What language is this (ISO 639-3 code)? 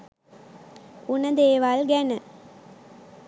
sin